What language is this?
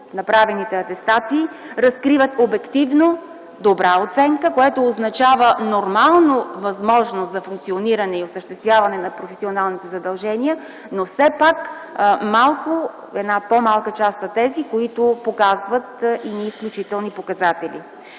Bulgarian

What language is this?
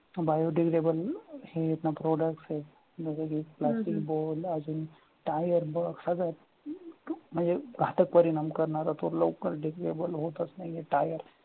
Marathi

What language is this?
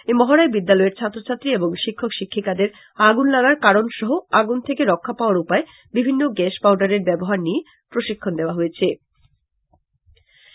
Bangla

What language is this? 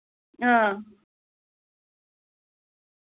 Dogri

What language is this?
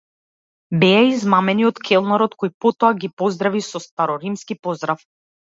Macedonian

